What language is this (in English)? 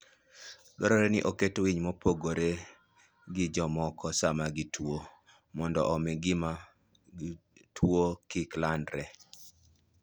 Luo (Kenya and Tanzania)